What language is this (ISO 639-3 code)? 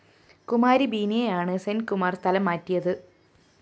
mal